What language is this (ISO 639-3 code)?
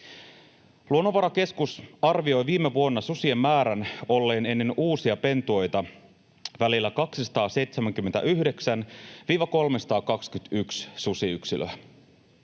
fin